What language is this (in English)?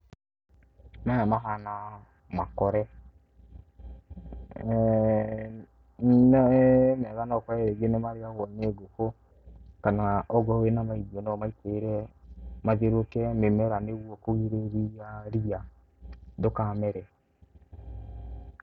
Kikuyu